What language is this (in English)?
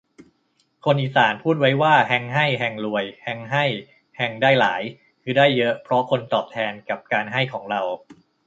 Thai